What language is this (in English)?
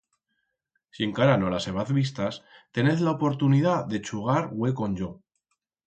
Aragonese